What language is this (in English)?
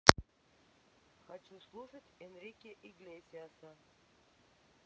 Russian